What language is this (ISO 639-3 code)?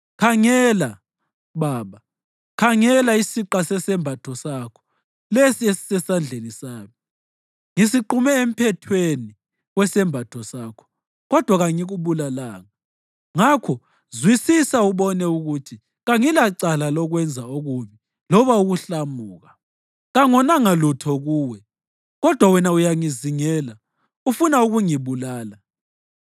nde